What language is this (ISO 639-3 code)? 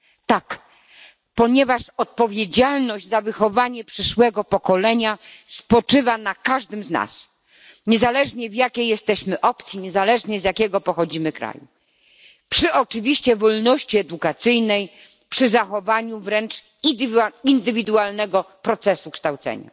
pol